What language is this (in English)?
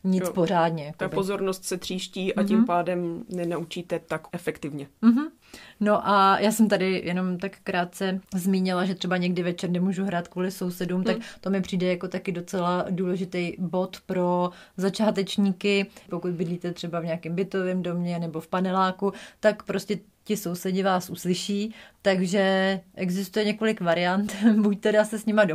Czech